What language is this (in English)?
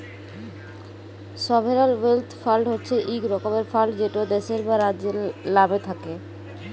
Bangla